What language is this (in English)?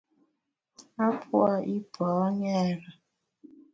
Bamun